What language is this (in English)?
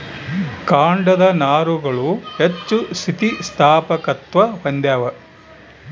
Kannada